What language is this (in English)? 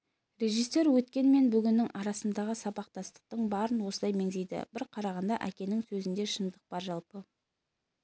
Kazakh